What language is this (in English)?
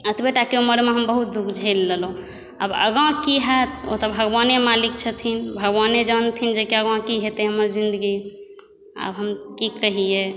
Maithili